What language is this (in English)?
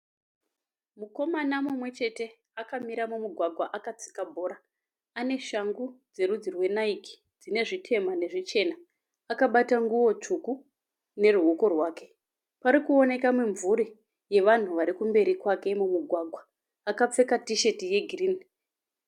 Shona